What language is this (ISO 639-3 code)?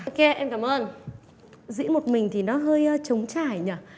vie